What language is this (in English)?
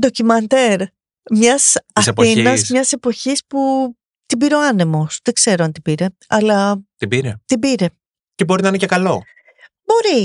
Greek